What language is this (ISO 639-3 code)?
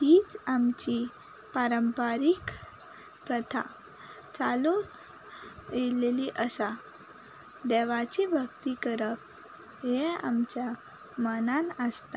kok